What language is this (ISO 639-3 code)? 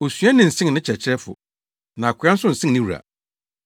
aka